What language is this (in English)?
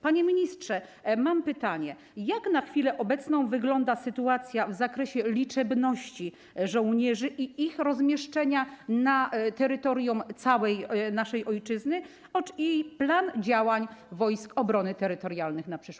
Polish